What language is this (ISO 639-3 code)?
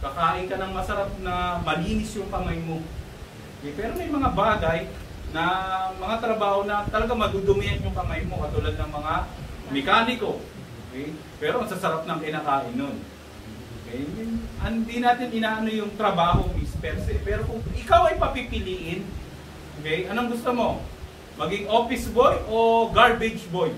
fil